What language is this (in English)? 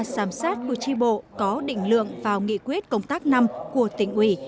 Vietnamese